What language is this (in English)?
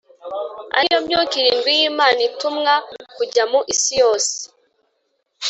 Kinyarwanda